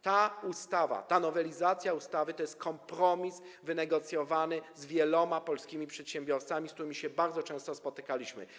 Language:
Polish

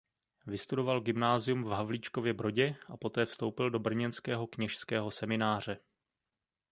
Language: Czech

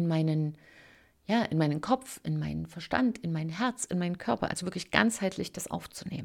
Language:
German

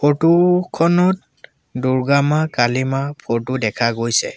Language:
Assamese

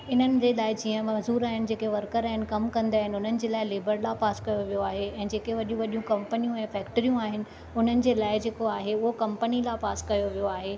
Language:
Sindhi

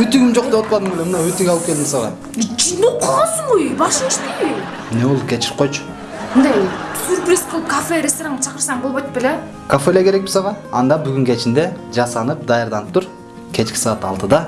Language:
Turkish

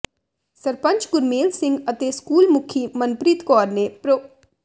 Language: Punjabi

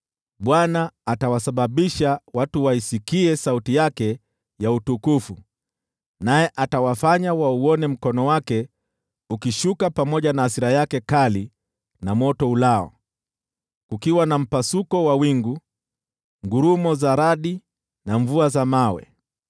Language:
Swahili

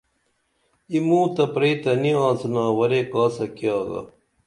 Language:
Dameli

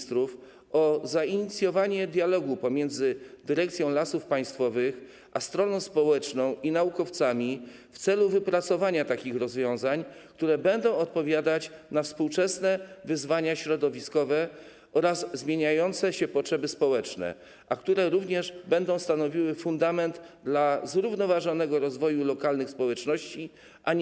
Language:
Polish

